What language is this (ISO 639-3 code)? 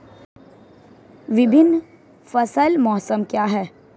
hin